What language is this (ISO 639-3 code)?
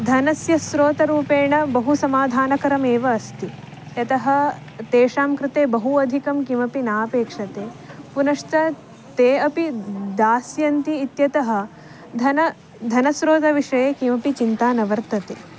san